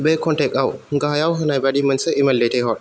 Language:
Bodo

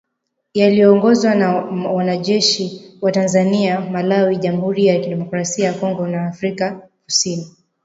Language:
Swahili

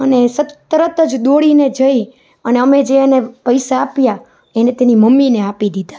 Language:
Gujarati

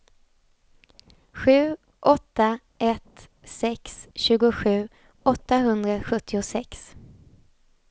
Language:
Swedish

